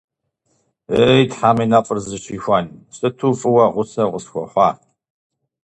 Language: Kabardian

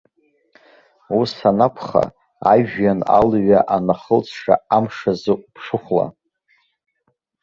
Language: Abkhazian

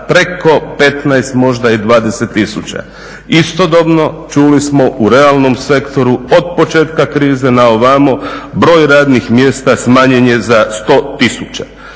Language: Croatian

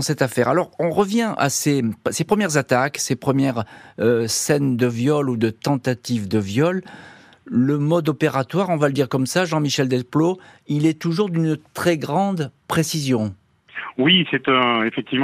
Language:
French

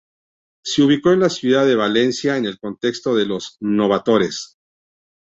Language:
Spanish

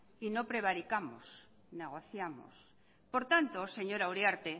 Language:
Spanish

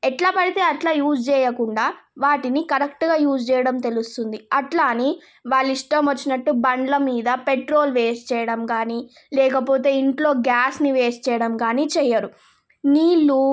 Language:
Telugu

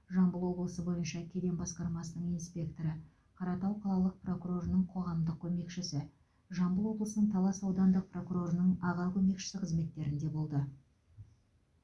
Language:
Kazakh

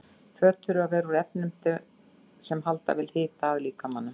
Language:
Icelandic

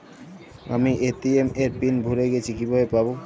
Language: Bangla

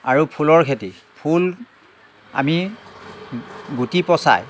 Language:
Assamese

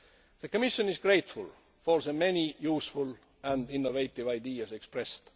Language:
English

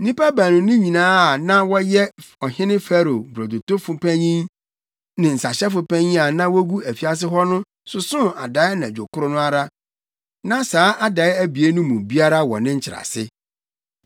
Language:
Akan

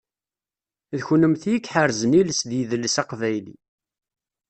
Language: Kabyle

